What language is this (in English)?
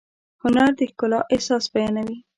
Pashto